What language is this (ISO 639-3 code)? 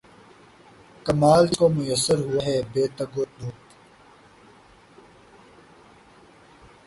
urd